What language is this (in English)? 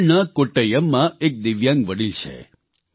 Gujarati